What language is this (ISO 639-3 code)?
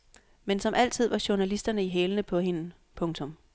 dan